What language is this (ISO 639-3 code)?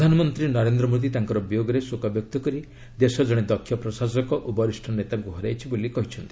ori